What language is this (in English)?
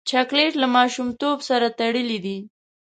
Pashto